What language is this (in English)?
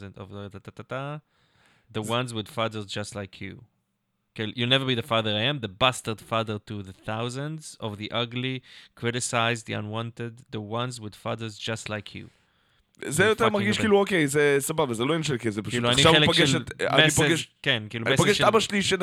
Hebrew